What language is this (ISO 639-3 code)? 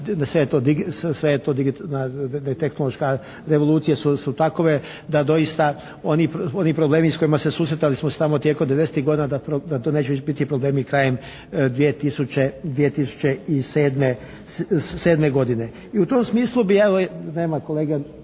hrv